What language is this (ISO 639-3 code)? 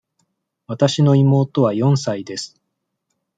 jpn